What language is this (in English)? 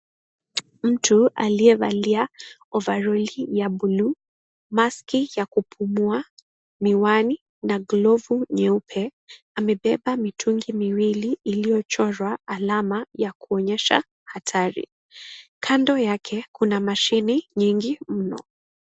Swahili